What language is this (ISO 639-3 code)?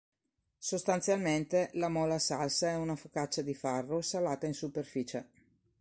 ita